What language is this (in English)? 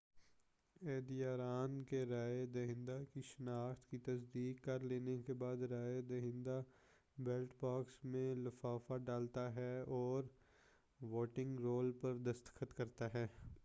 Urdu